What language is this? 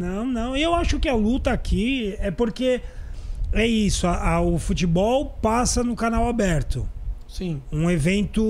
Portuguese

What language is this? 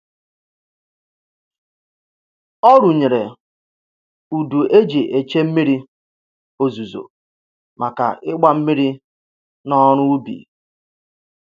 Igbo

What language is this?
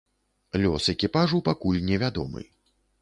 Belarusian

